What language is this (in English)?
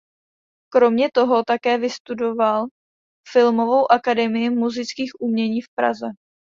Czech